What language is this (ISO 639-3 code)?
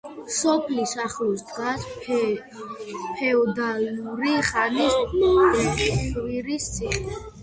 kat